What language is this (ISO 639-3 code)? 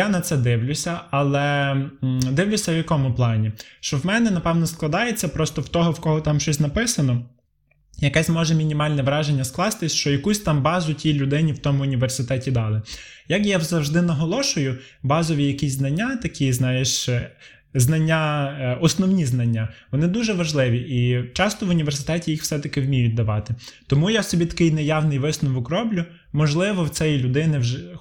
ukr